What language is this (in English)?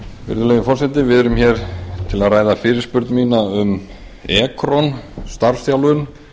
Icelandic